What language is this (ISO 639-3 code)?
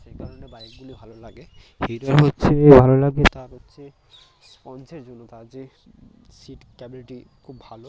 ben